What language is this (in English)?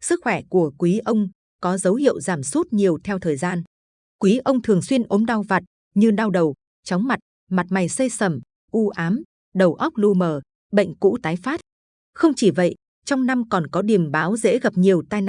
Vietnamese